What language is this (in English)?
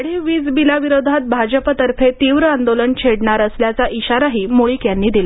Marathi